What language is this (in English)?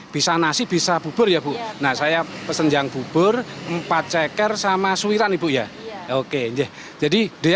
Indonesian